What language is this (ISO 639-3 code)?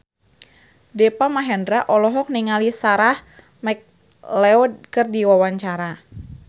sun